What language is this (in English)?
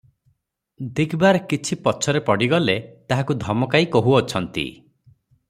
Odia